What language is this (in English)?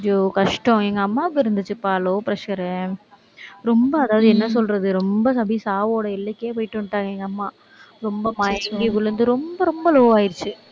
Tamil